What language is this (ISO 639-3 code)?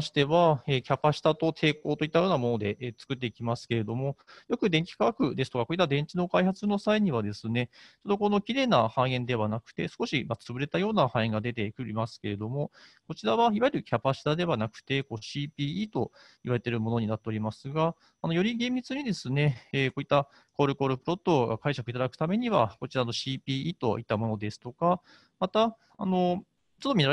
jpn